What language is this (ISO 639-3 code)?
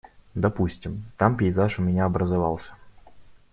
rus